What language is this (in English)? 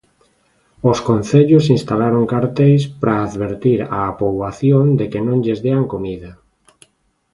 Galician